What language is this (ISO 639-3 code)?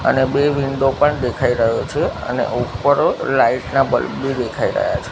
guj